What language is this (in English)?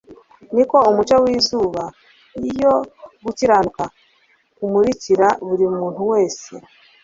Kinyarwanda